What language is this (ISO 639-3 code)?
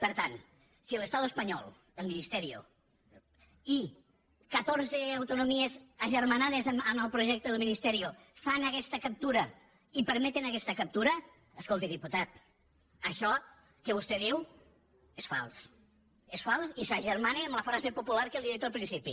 cat